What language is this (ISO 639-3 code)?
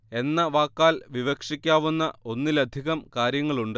mal